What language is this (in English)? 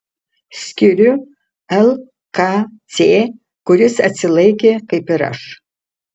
Lithuanian